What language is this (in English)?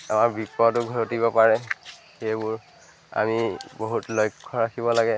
Assamese